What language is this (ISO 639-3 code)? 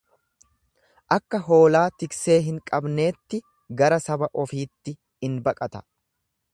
orm